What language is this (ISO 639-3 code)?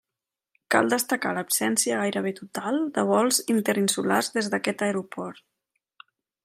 cat